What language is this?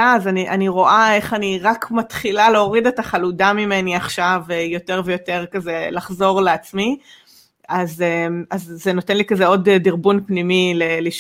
Hebrew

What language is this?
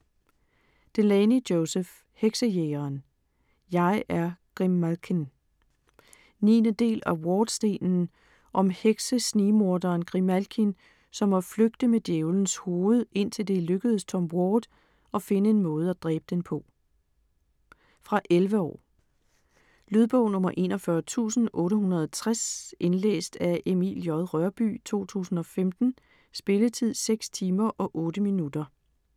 Danish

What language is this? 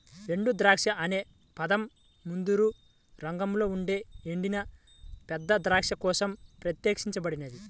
Telugu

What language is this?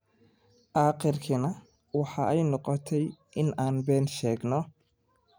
Somali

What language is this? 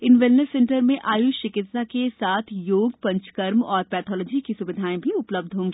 Hindi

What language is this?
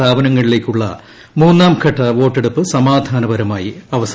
Malayalam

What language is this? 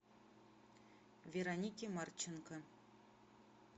Russian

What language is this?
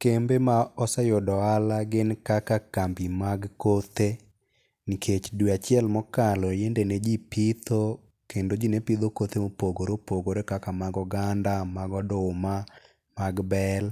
Luo (Kenya and Tanzania)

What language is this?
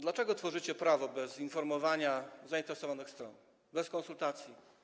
Polish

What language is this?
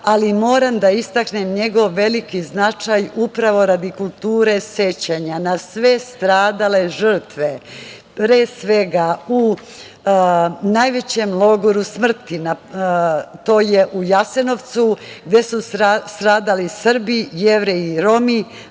Serbian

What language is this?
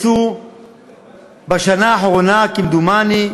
Hebrew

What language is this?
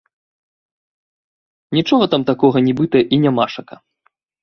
Belarusian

